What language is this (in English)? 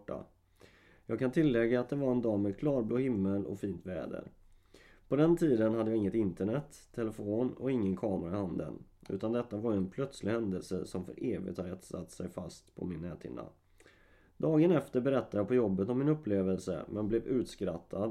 Swedish